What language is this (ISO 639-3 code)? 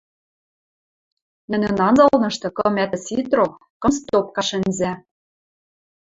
mrj